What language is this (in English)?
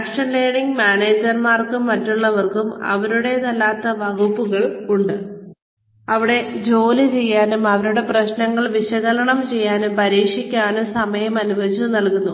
Malayalam